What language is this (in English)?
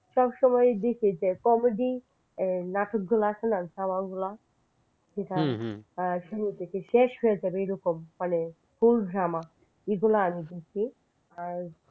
Bangla